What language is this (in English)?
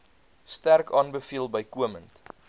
Afrikaans